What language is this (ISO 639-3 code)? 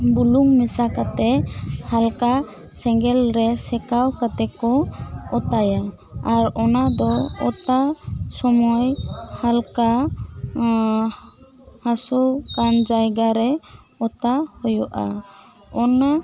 sat